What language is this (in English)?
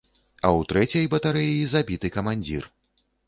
Belarusian